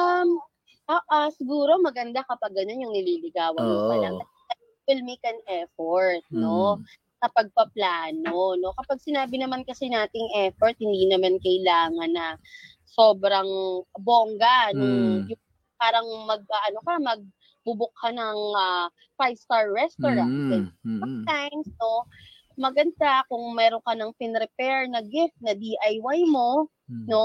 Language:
Filipino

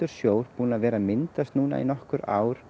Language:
Icelandic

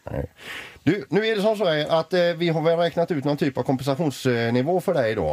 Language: Swedish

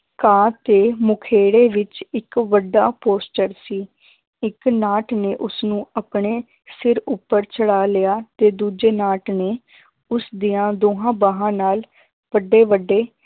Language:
Punjabi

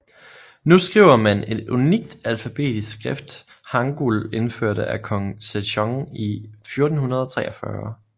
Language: Danish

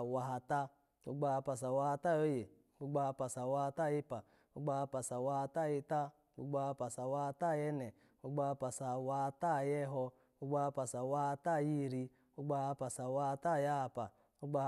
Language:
Alago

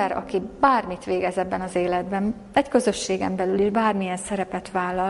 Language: Hungarian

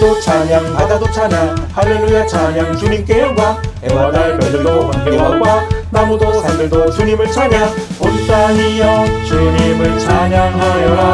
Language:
Korean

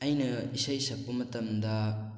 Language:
Manipuri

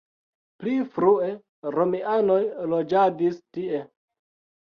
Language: Esperanto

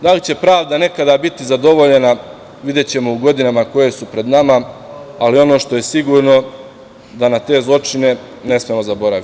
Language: Serbian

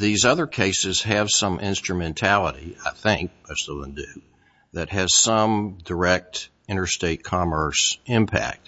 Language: English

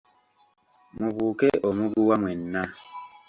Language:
Ganda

